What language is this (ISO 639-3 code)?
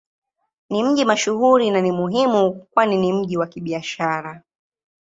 swa